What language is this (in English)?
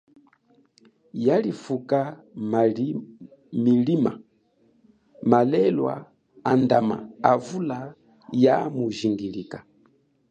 Chokwe